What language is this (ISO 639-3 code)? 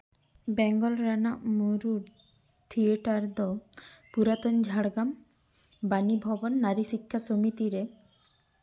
sat